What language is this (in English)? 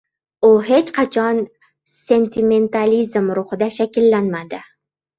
Uzbek